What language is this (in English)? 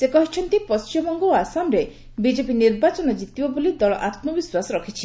Odia